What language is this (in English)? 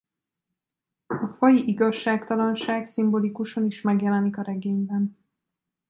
Hungarian